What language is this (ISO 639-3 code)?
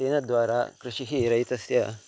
san